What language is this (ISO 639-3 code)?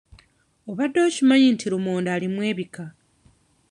lug